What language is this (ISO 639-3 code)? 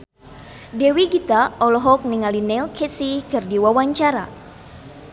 sun